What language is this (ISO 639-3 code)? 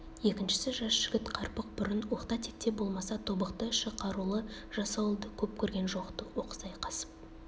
kaz